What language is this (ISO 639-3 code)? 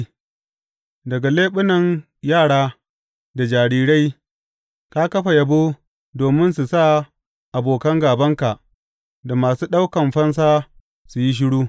hau